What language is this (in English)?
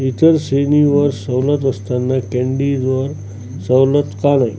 Marathi